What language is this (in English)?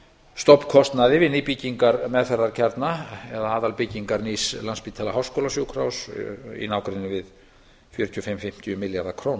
Icelandic